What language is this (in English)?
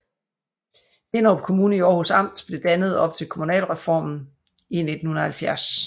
Danish